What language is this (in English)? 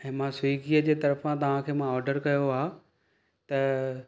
Sindhi